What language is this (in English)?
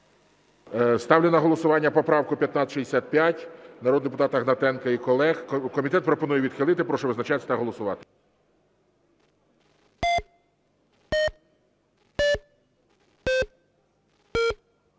Ukrainian